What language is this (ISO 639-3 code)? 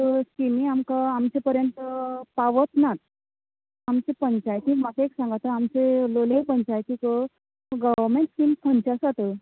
kok